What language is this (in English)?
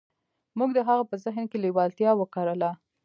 Pashto